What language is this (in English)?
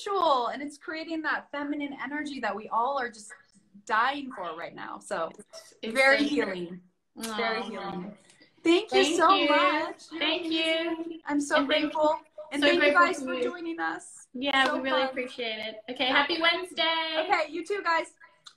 English